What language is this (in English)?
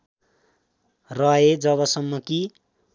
Nepali